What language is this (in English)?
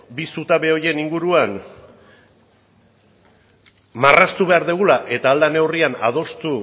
Basque